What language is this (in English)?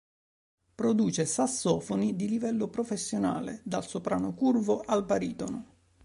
Italian